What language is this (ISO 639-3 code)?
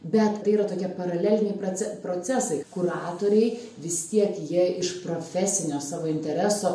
lit